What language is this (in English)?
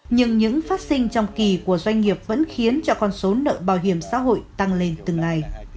Vietnamese